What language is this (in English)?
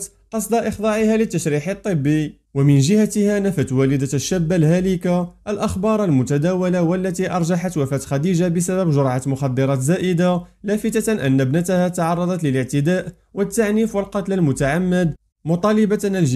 Arabic